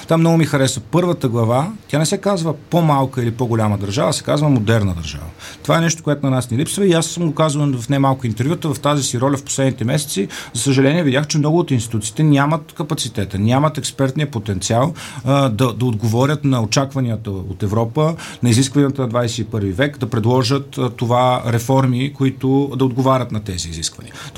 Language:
Bulgarian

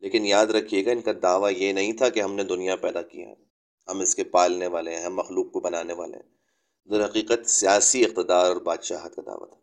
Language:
Urdu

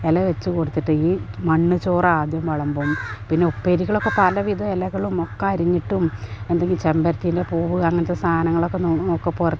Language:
Malayalam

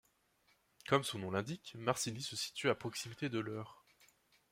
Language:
French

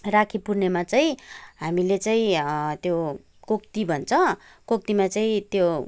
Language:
Nepali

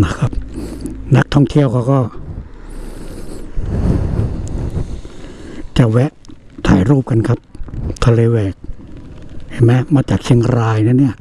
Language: Thai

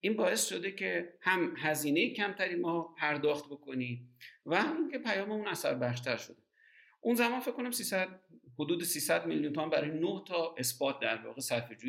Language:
Persian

